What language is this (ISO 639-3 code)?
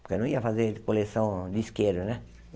por